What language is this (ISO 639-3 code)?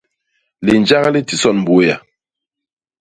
bas